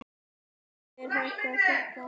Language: Icelandic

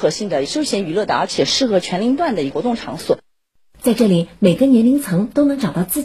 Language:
Chinese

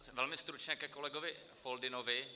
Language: Czech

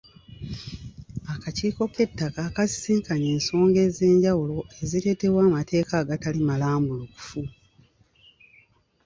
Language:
Ganda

